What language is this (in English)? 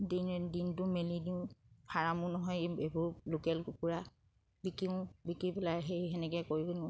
Assamese